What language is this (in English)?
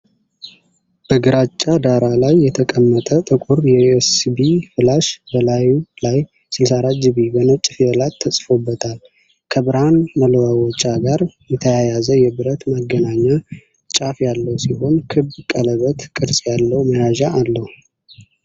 Amharic